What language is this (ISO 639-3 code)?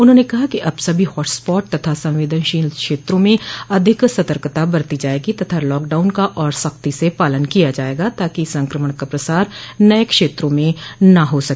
hin